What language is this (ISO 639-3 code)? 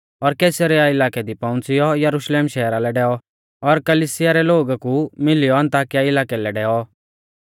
bfz